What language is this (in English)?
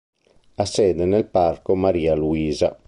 Italian